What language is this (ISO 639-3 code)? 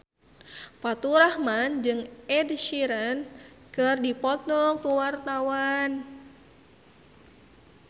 sun